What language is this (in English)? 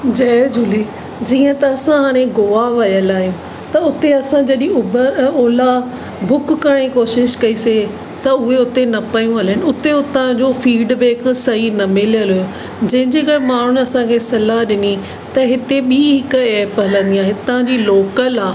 Sindhi